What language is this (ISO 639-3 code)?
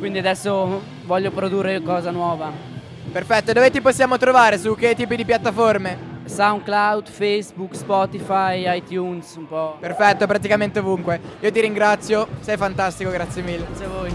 ita